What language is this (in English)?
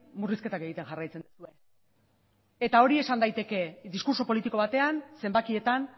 Basque